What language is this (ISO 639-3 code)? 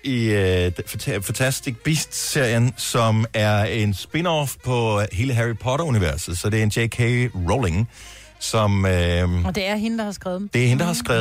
dan